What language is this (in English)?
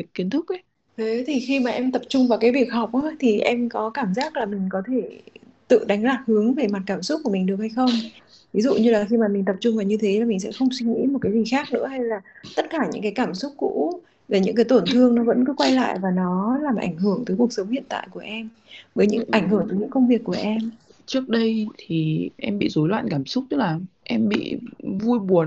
Vietnamese